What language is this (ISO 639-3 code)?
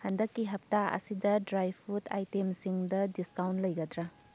mni